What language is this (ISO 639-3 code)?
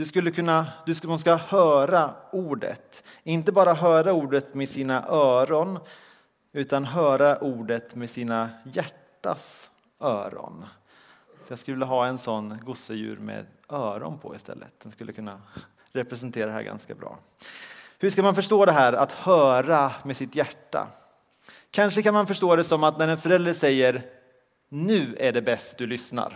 swe